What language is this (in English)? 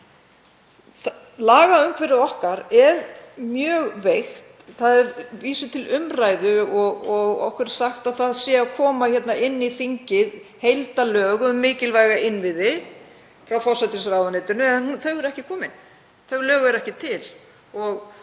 Icelandic